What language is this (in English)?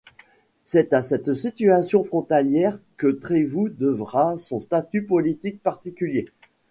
French